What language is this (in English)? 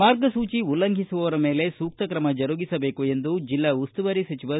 Kannada